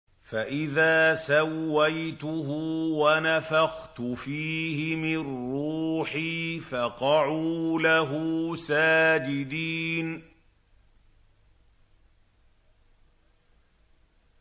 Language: Arabic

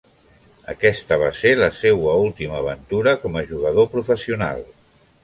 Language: Catalan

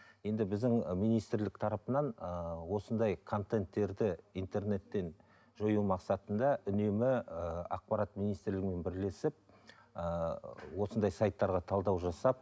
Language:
Kazakh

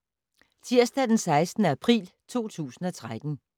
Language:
Danish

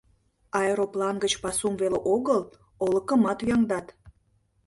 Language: Mari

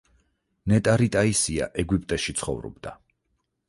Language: Georgian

